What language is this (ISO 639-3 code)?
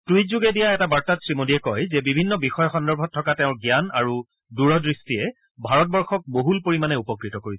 asm